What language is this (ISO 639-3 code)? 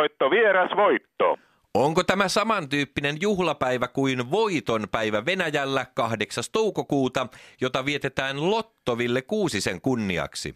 fin